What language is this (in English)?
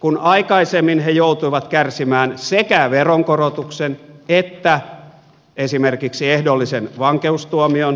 Finnish